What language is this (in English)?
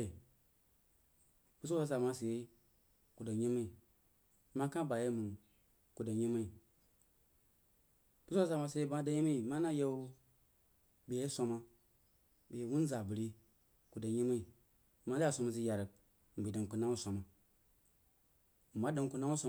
Jiba